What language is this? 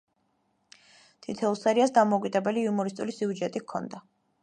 Georgian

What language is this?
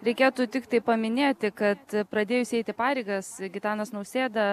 Lithuanian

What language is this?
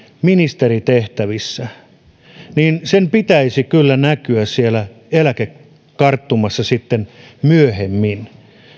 Finnish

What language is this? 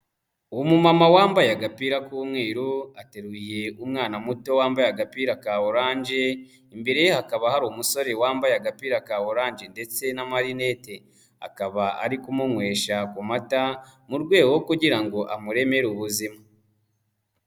Kinyarwanda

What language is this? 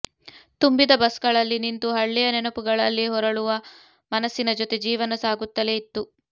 Kannada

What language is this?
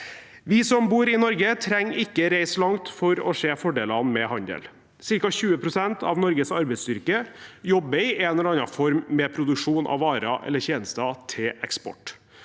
Norwegian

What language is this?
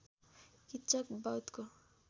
Nepali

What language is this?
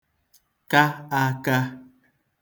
Igbo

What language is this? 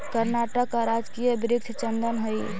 Magahi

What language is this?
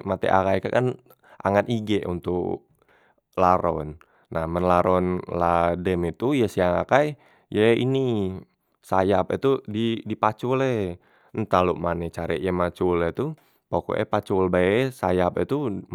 Musi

